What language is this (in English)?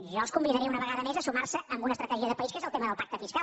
Catalan